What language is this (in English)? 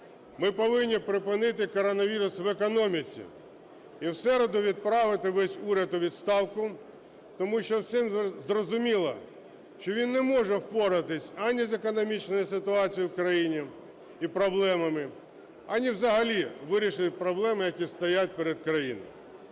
Ukrainian